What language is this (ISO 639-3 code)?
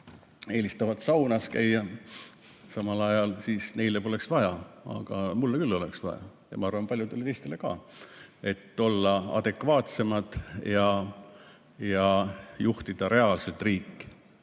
est